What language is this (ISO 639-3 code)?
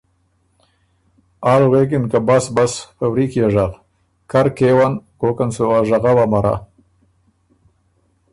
oru